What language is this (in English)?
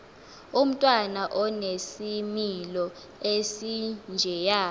Xhosa